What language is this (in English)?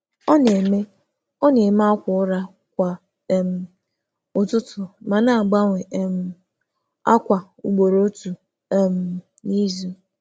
Igbo